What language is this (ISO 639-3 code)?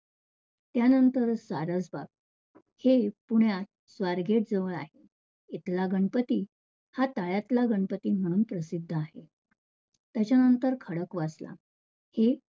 mar